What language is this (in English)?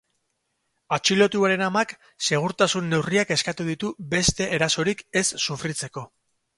Basque